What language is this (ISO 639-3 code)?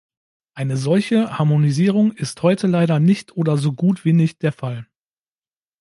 deu